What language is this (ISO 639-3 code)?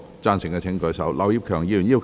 yue